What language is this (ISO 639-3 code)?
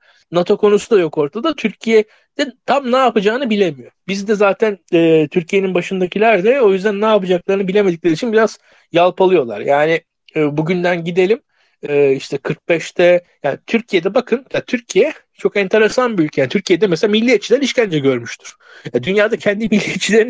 tur